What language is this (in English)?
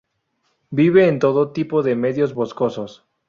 Spanish